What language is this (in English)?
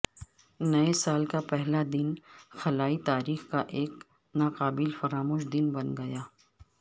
Urdu